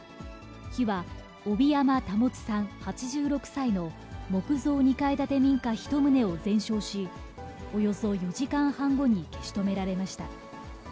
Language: Japanese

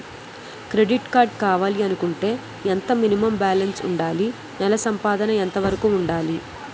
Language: Telugu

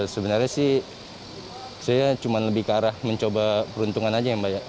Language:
Indonesian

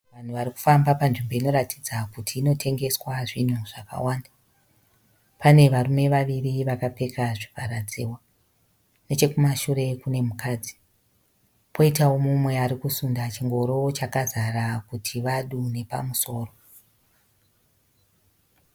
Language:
Shona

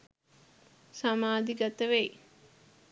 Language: Sinhala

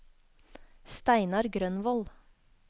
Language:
Norwegian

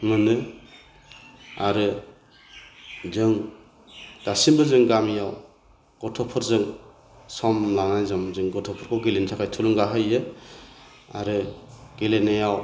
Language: Bodo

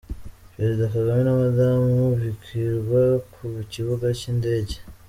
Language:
Kinyarwanda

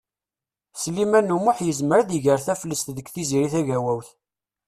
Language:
Kabyle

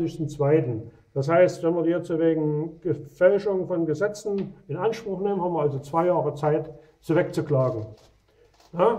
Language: German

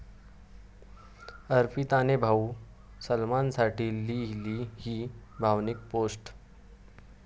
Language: Marathi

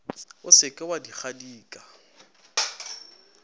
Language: Northern Sotho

